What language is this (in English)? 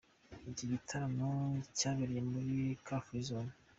Kinyarwanda